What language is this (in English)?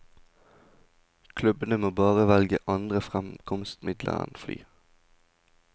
Norwegian